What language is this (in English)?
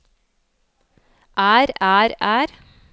Norwegian